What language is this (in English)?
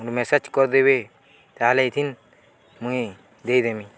Odia